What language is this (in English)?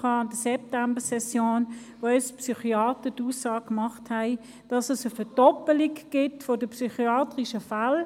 Swiss German